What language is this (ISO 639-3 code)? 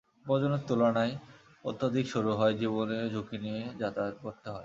ben